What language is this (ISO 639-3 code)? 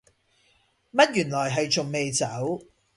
yue